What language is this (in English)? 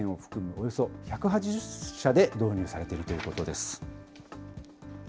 Japanese